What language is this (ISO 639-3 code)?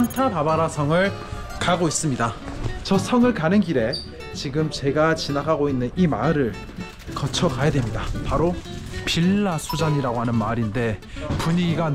kor